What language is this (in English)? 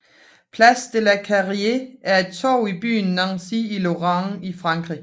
Danish